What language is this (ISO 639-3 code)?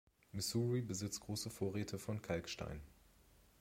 deu